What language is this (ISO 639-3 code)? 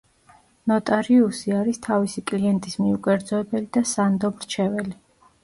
kat